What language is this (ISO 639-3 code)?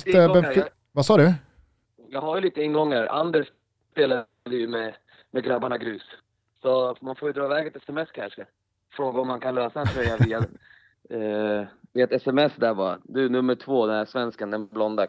swe